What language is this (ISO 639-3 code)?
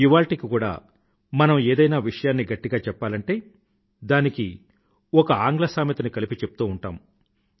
tel